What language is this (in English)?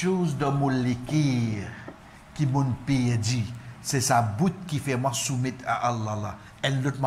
French